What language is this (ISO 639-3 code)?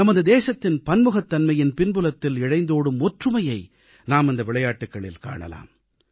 tam